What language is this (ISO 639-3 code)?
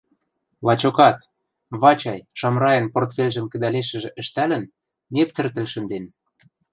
mrj